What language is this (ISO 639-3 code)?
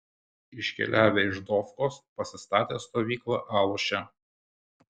lit